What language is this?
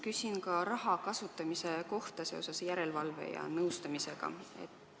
Estonian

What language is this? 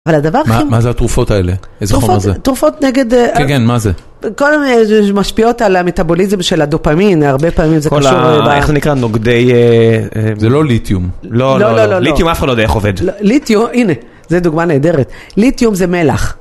Hebrew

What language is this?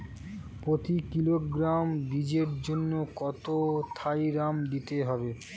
Bangla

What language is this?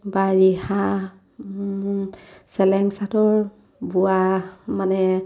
Assamese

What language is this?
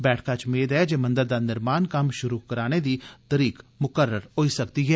Dogri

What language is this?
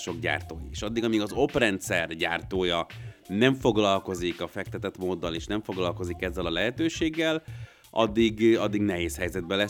Hungarian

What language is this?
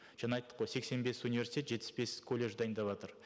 Kazakh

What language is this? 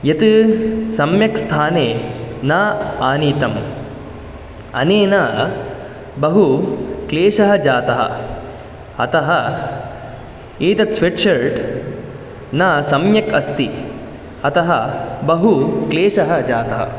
Sanskrit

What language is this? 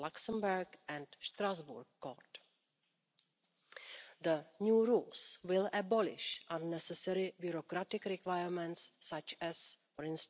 English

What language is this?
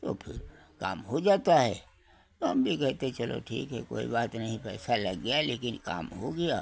Hindi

